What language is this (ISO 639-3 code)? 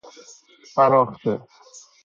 fas